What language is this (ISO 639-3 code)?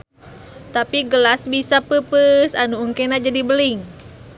sun